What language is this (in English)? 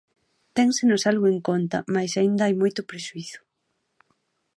Galician